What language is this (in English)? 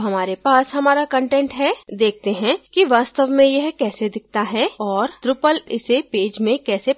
Hindi